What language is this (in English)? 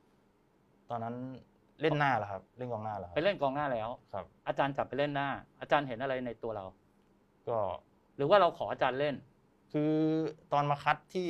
Thai